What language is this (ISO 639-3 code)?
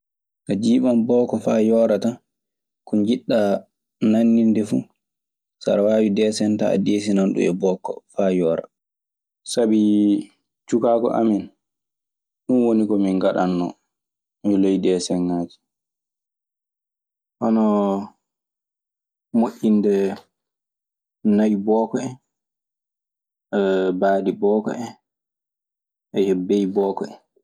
ffm